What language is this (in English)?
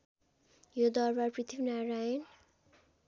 Nepali